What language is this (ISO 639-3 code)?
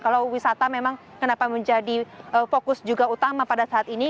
ind